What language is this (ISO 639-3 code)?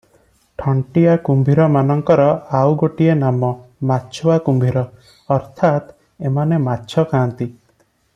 ori